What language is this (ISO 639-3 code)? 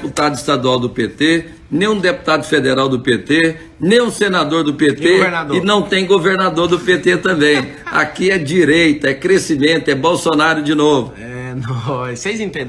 por